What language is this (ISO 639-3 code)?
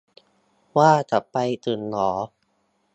tha